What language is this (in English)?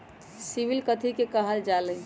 Magahi